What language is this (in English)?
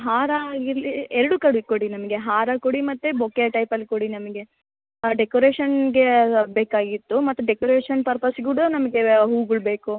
Kannada